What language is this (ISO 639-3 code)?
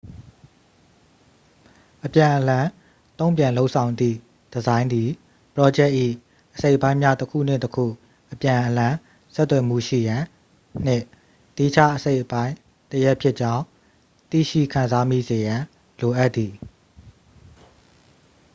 mya